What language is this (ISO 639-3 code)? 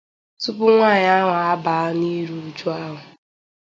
ibo